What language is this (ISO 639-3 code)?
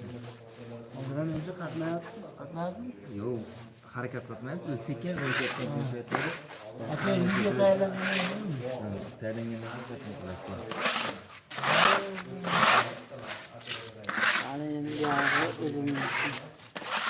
uzb